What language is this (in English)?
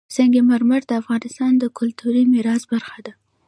Pashto